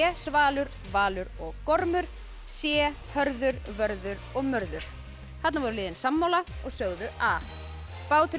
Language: Icelandic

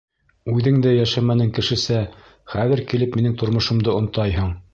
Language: Bashkir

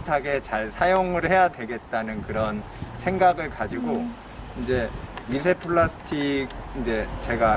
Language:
Korean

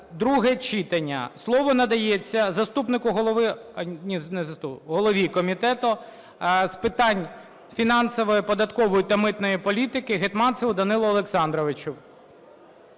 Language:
Ukrainian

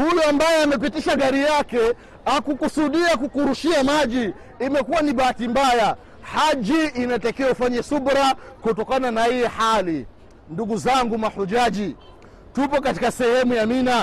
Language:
Swahili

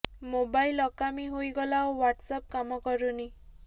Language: Odia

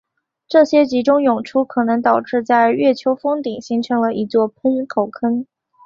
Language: Chinese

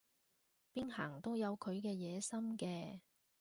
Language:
Cantonese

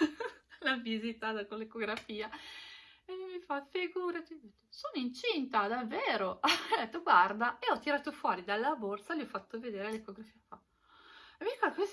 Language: Italian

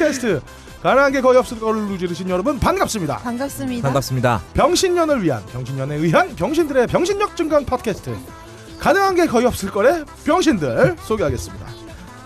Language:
Korean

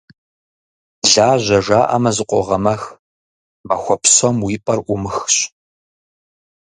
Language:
Kabardian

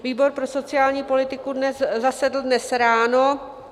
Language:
Czech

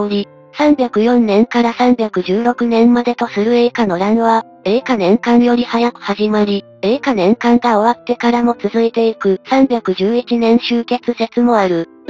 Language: Japanese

